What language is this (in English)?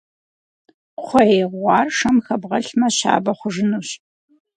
Kabardian